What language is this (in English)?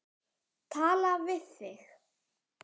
Icelandic